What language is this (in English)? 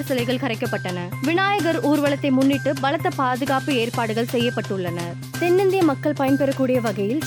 Tamil